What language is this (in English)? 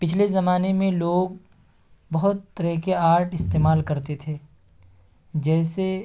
Urdu